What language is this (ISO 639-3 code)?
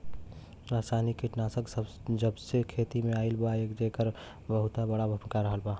bho